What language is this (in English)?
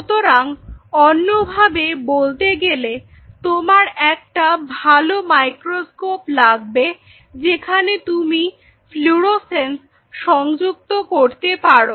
Bangla